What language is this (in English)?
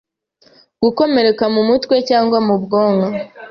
Kinyarwanda